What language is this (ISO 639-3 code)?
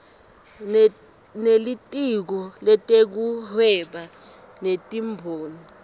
ssw